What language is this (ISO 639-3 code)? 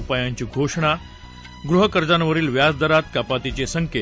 mar